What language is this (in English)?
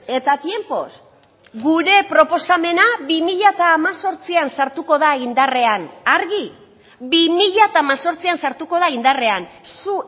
Basque